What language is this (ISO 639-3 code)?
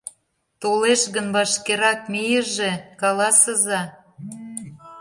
chm